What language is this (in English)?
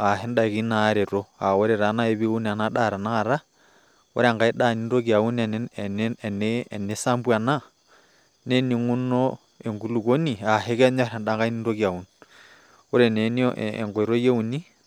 Masai